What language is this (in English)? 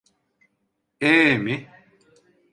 Turkish